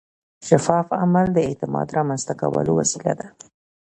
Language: Pashto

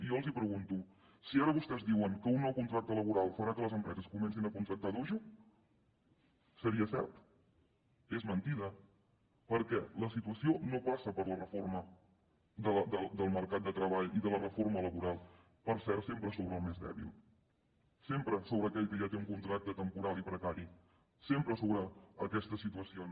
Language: Catalan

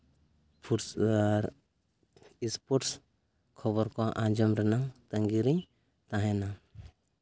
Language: Santali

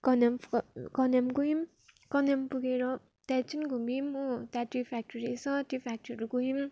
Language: Nepali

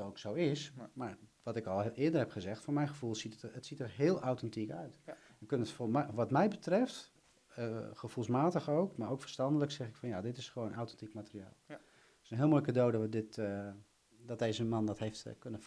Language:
Dutch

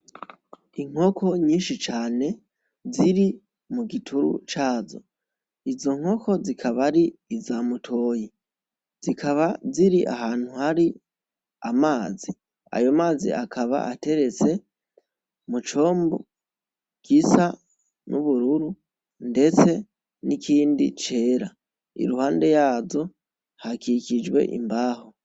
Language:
Rundi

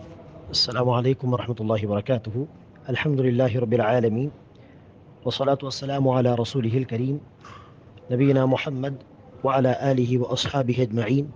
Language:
Tamil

